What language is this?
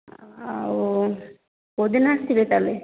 Odia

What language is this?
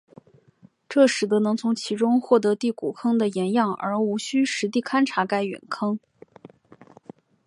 Chinese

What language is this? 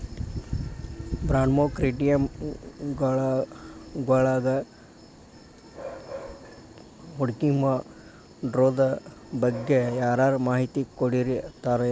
Kannada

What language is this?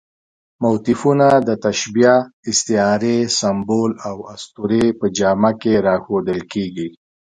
Pashto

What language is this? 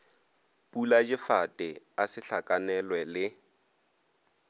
Northern Sotho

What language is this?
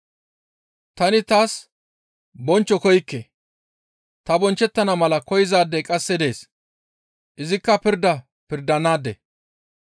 Gamo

